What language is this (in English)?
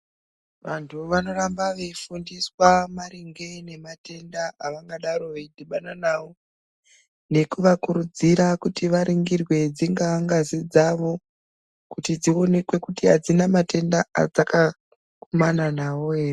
Ndau